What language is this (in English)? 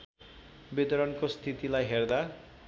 Nepali